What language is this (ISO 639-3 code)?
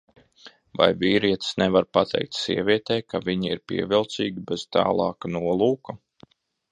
lav